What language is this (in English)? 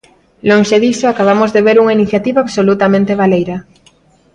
Galician